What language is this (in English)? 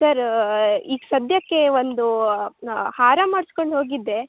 Kannada